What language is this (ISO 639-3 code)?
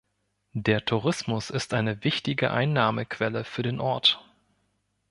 deu